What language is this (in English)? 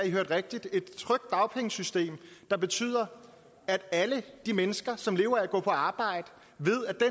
Danish